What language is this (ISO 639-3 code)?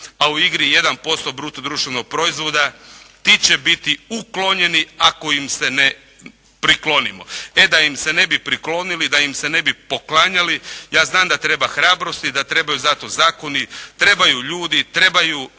hrv